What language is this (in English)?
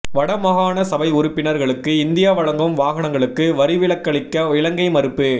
Tamil